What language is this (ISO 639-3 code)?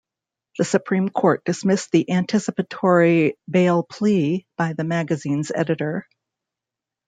eng